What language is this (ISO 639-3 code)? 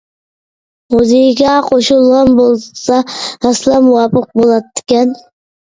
uig